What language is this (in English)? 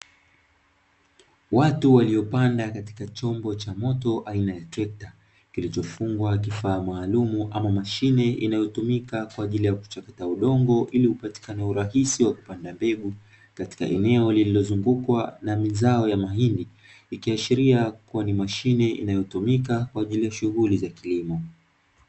Swahili